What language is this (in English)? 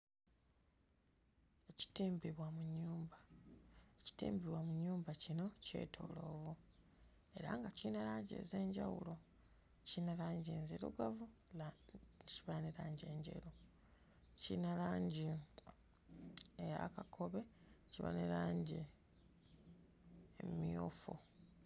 Ganda